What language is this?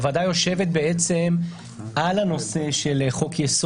Hebrew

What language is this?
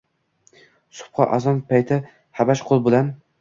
Uzbek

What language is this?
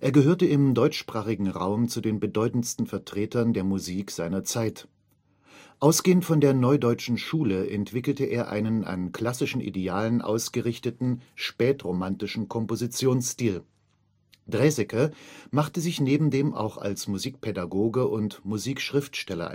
German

